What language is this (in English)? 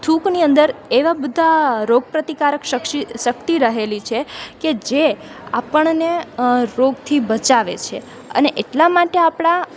Gujarati